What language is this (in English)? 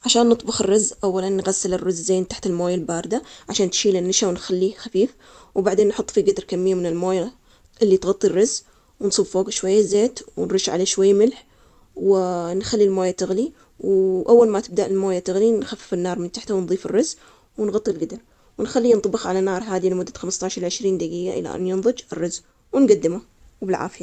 Omani Arabic